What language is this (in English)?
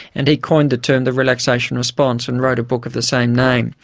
English